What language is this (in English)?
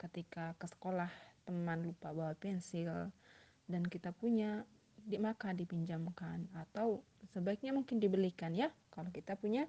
Indonesian